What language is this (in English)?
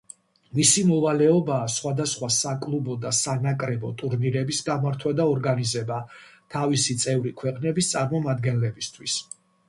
Georgian